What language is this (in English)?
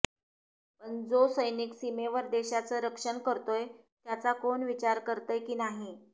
Marathi